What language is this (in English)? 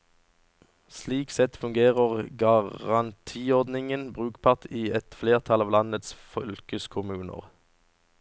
Norwegian